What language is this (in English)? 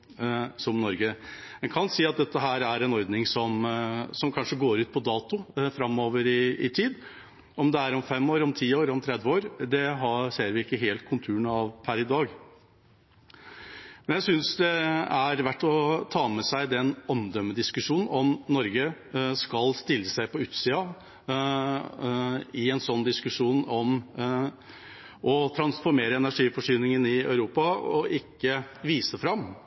Norwegian Bokmål